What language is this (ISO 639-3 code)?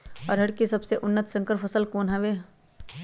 mag